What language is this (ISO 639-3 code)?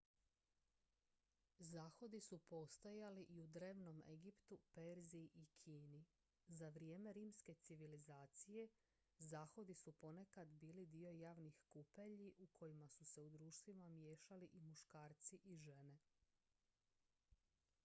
hrv